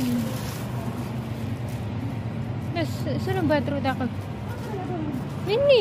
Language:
Indonesian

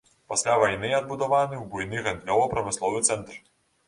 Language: Belarusian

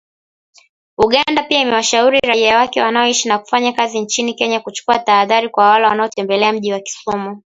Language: Swahili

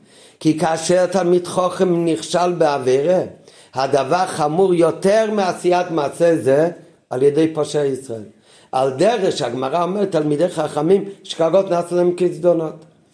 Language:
Hebrew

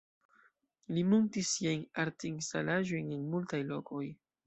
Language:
Esperanto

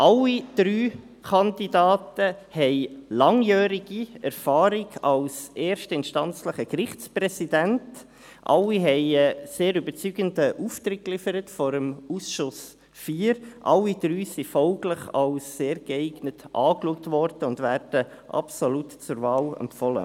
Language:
Swiss German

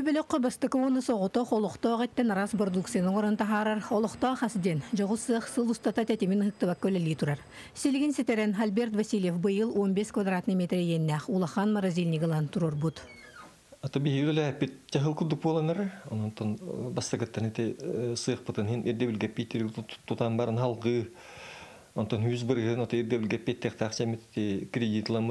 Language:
Turkish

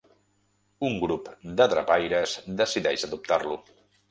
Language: Catalan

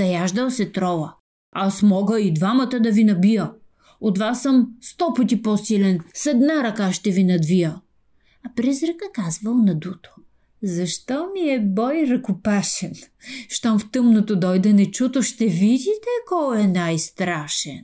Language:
Bulgarian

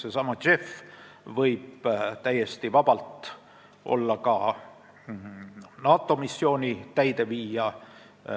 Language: Estonian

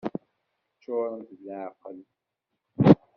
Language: Kabyle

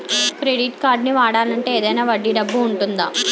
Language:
Telugu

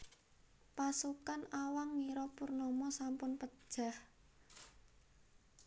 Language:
Javanese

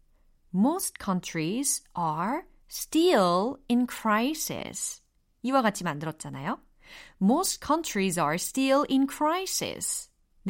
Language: Korean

